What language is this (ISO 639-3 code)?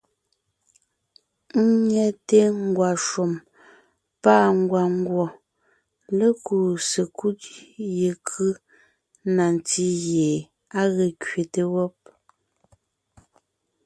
nnh